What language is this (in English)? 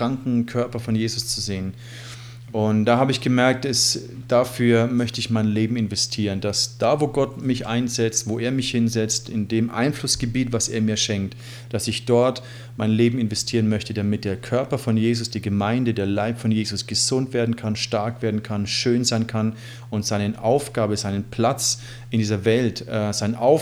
German